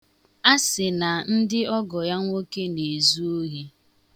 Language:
Igbo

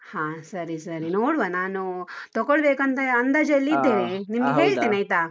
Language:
Kannada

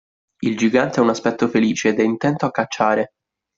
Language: Italian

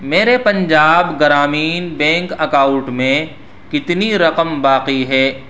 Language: Urdu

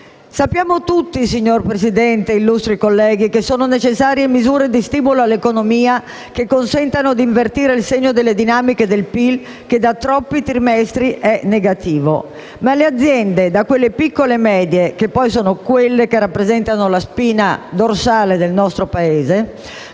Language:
Italian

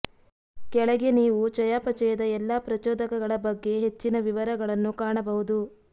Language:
Kannada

